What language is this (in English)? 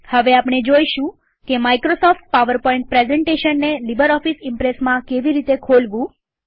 Gujarati